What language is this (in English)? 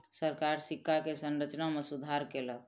Maithili